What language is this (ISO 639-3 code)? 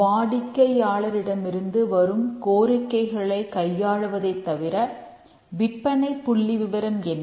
tam